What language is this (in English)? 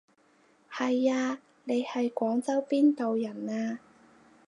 Cantonese